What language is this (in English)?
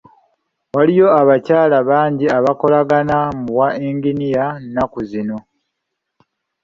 Ganda